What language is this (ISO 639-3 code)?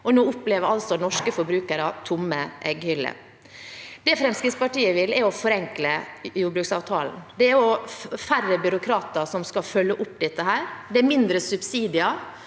nor